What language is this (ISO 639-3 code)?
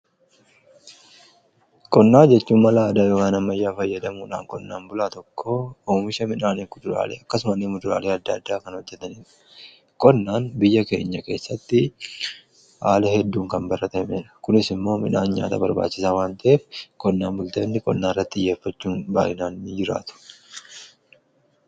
orm